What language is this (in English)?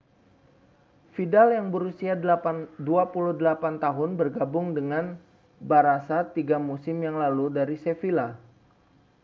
Indonesian